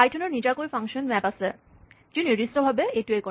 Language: Assamese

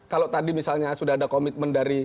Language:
Indonesian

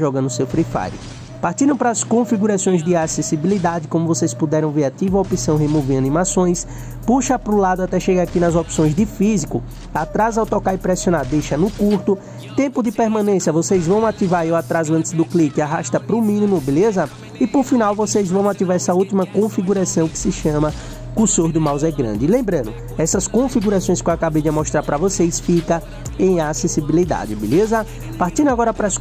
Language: Portuguese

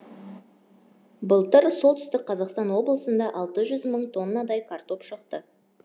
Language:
Kazakh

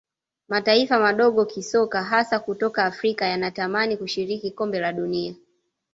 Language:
Swahili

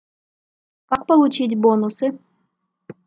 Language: Russian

